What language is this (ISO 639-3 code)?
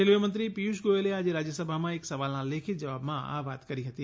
guj